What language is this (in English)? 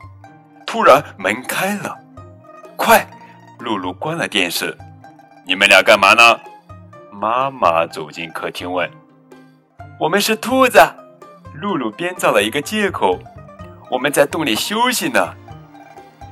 Chinese